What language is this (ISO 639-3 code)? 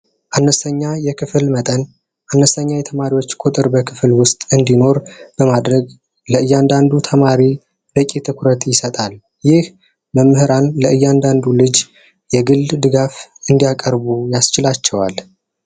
amh